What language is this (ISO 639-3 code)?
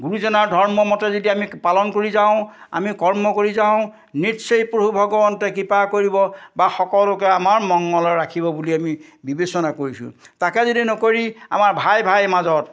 asm